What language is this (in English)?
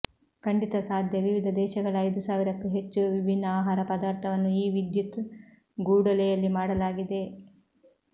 Kannada